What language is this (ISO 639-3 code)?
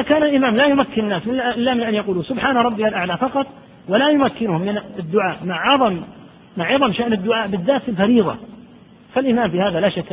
ara